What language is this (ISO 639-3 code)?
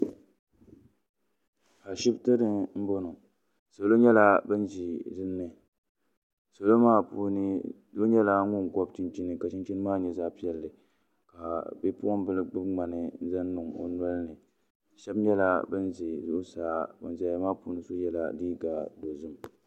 dag